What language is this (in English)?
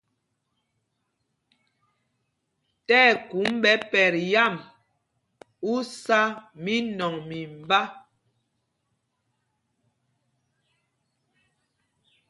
Mpumpong